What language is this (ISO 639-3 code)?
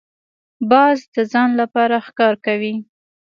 pus